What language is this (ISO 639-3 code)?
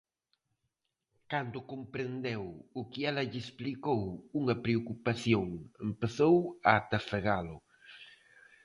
glg